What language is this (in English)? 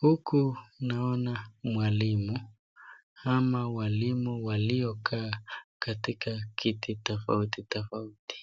Swahili